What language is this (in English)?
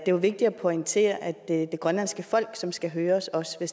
Danish